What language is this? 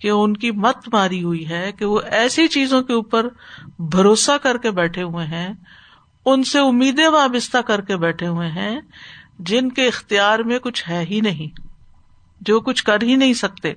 Urdu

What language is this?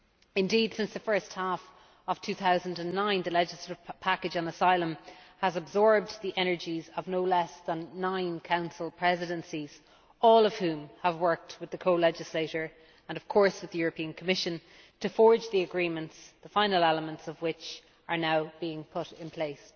English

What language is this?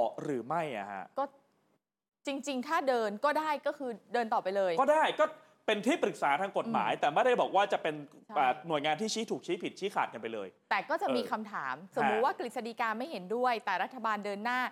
Thai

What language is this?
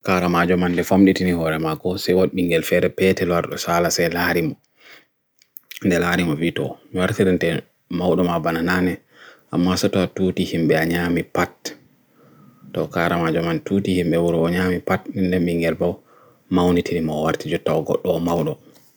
Bagirmi Fulfulde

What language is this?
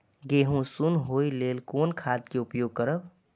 Maithili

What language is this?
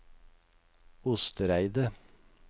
Norwegian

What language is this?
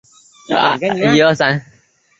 Chinese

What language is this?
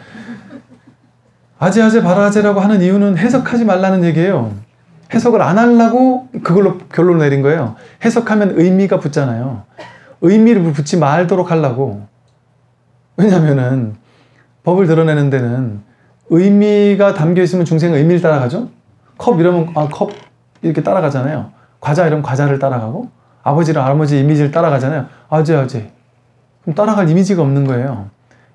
Korean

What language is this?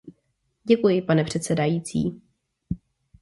Czech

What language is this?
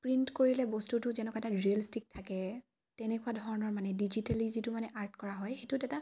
Assamese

